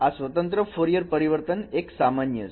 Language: Gujarati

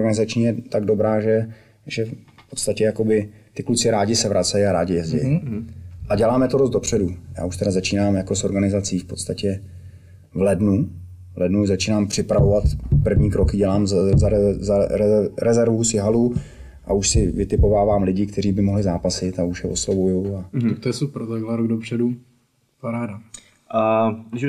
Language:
Czech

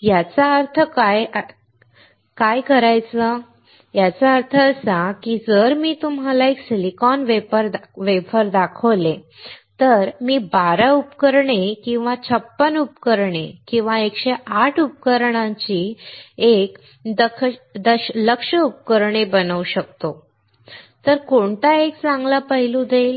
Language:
Marathi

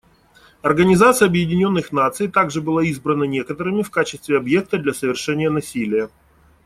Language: Russian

